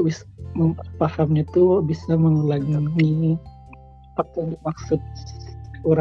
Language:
Indonesian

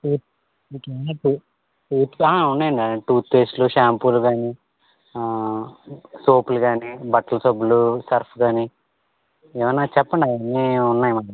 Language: Telugu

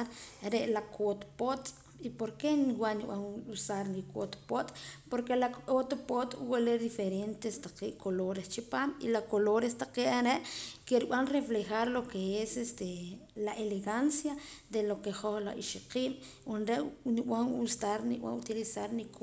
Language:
Poqomam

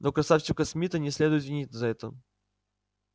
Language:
Russian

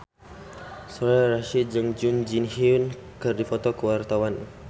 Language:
Sundanese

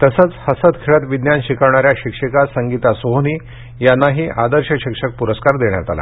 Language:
Marathi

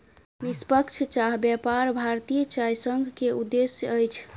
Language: Maithili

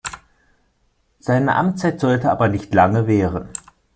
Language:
German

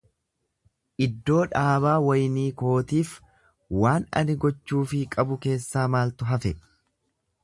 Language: Oromo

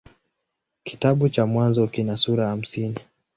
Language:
Swahili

